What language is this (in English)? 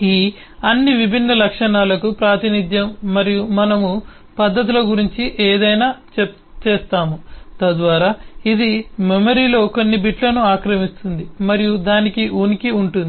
Telugu